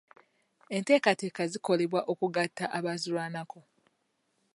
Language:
Ganda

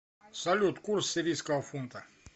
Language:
Russian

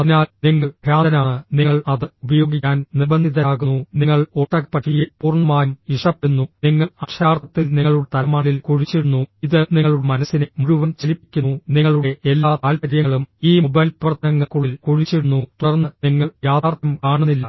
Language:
Malayalam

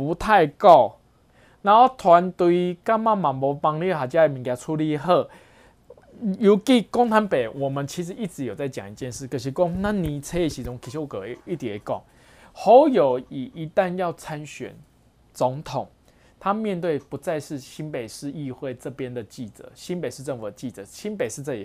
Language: Chinese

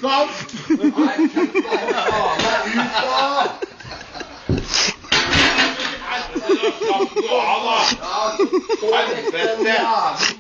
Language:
Norwegian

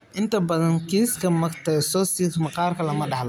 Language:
Somali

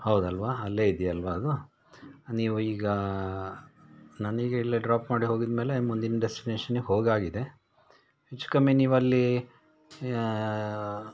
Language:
Kannada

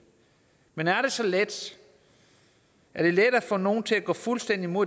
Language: Danish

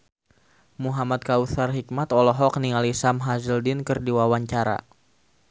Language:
Sundanese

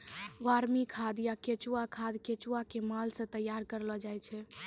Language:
Maithili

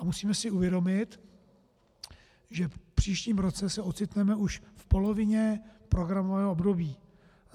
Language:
Czech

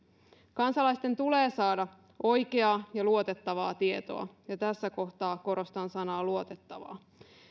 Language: Finnish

